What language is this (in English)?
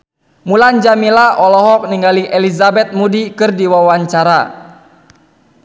Sundanese